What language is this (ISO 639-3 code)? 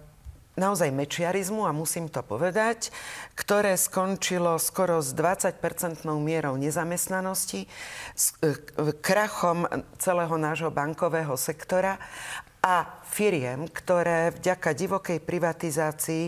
slk